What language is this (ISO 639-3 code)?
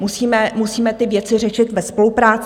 ces